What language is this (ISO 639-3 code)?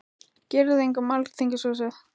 isl